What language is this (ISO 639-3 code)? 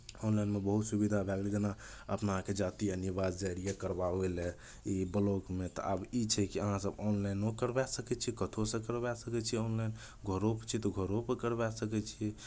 mai